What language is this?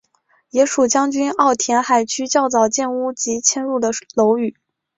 Chinese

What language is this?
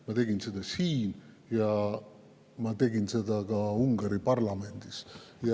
Estonian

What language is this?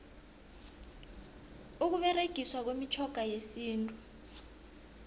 South Ndebele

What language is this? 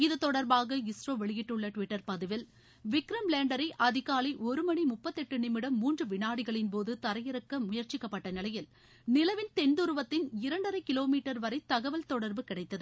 Tamil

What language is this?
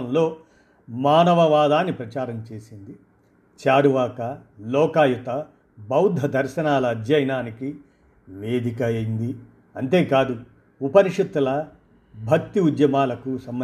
Telugu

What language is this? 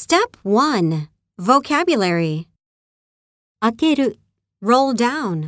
Japanese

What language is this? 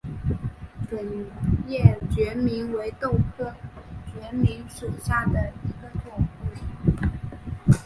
Chinese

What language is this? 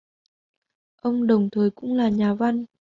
Vietnamese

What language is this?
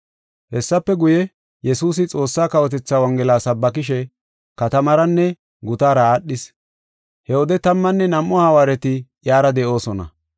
Gofa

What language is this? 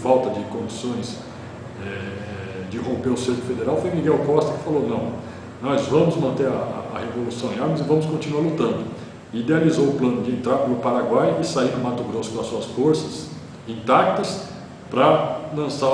Portuguese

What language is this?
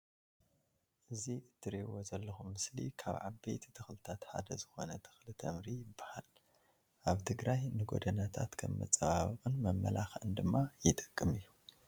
Tigrinya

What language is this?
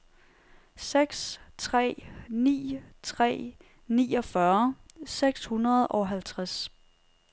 Danish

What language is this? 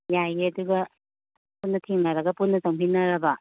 Manipuri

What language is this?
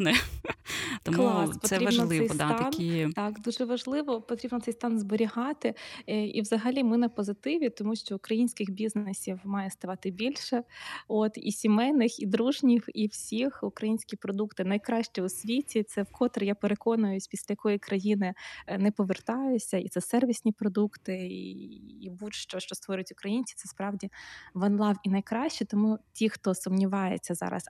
Ukrainian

